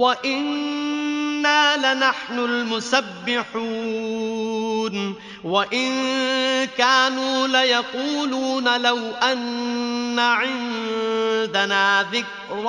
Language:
Arabic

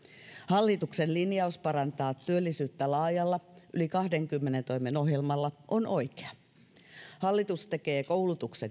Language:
Finnish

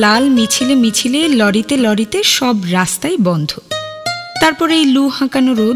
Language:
Bangla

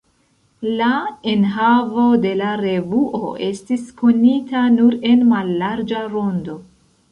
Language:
Esperanto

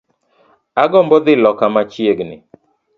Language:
Luo (Kenya and Tanzania)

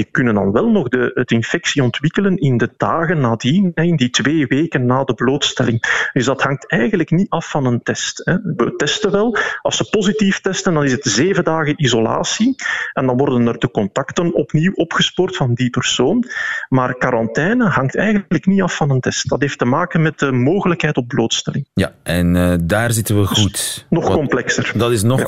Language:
Dutch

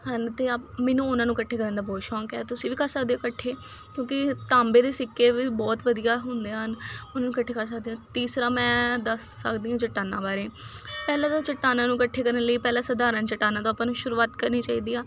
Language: Punjabi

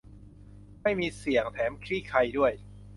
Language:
Thai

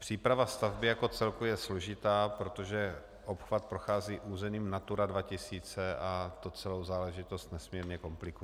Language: Czech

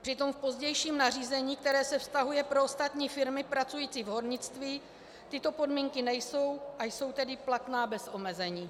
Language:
Czech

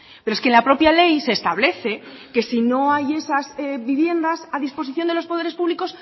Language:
Spanish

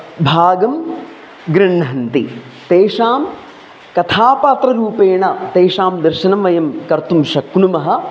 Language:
Sanskrit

